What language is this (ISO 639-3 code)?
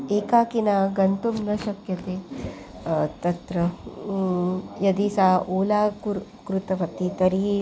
san